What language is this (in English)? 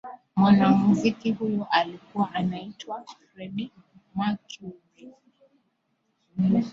Swahili